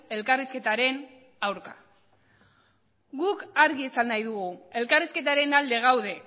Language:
Basque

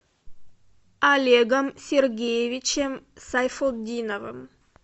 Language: Russian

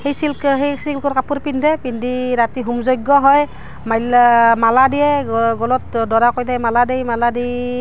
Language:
Assamese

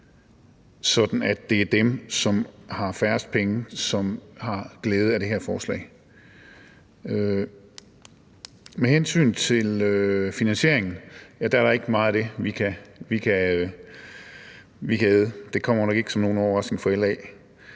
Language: Danish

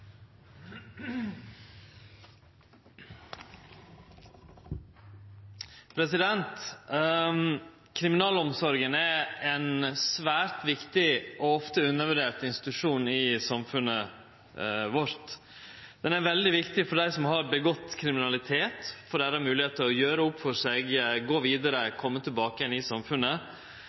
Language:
Norwegian Nynorsk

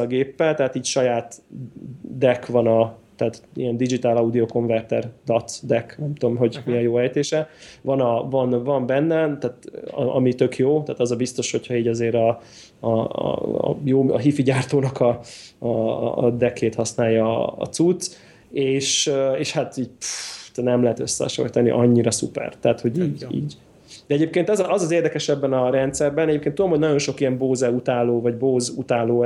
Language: Hungarian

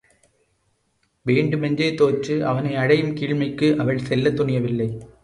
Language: Tamil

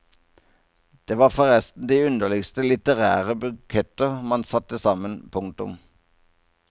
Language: Norwegian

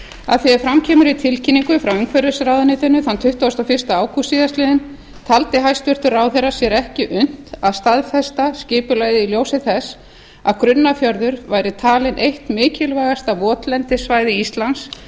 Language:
Icelandic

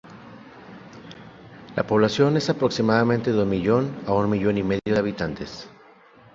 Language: Spanish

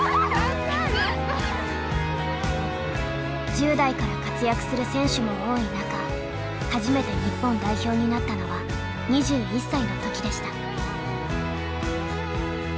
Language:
Japanese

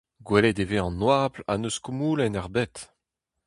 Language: Breton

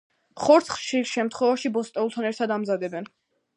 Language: Georgian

